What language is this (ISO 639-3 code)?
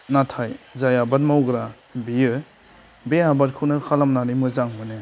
brx